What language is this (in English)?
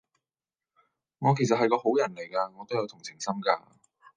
Cantonese